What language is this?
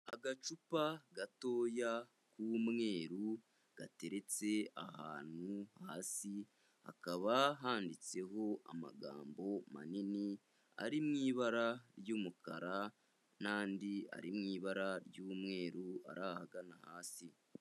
Kinyarwanda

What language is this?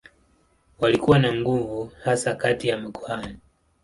Swahili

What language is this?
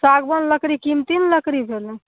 Maithili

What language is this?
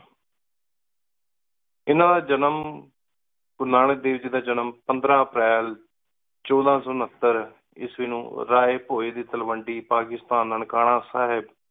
Punjabi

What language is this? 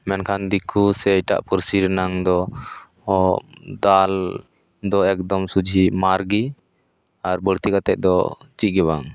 Santali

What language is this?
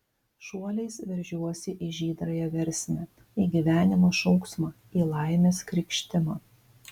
Lithuanian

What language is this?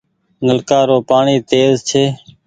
Goaria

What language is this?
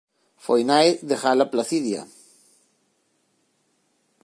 Galician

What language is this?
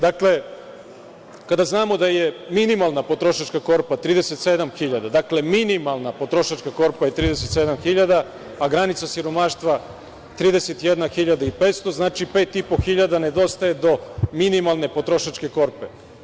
Serbian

